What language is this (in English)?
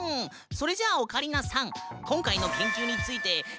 Japanese